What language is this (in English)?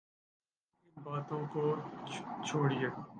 Urdu